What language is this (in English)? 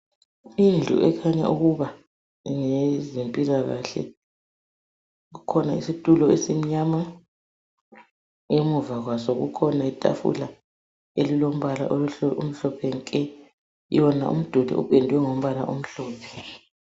North Ndebele